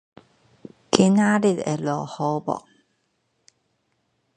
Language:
Min Nan Chinese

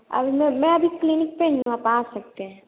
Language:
Hindi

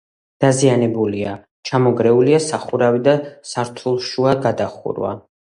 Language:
Georgian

